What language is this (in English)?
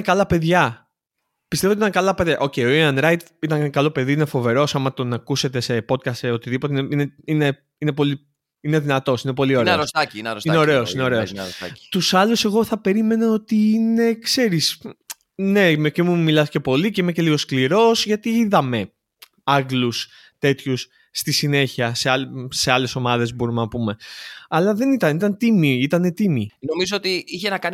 Greek